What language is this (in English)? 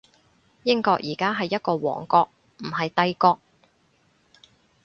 Cantonese